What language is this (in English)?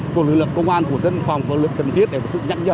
Vietnamese